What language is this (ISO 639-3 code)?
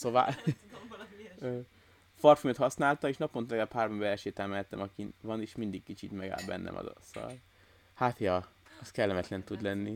hun